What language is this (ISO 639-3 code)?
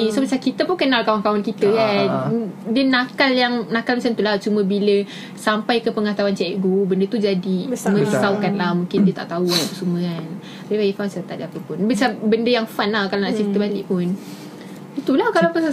msa